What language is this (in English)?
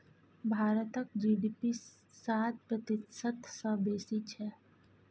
Maithili